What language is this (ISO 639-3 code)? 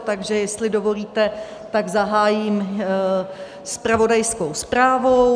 ces